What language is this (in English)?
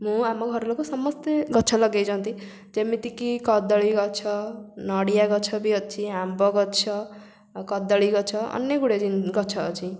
Odia